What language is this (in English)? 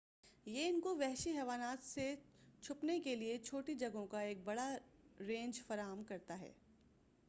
Urdu